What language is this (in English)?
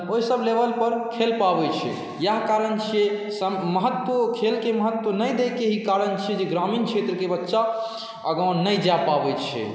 Maithili